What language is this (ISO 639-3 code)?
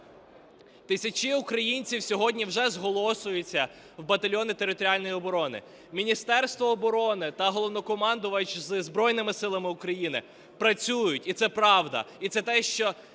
ukr